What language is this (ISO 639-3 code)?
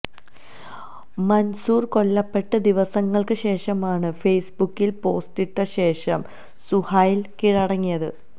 mal